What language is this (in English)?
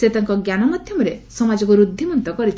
Odia